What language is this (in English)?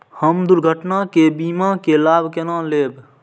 Maithili